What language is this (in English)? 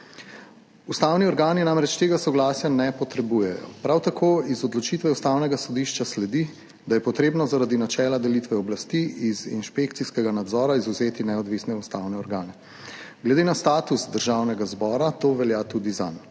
Slovenian